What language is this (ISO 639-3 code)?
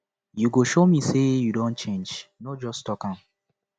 pcm